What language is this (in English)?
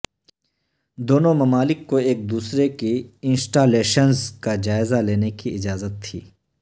Urdu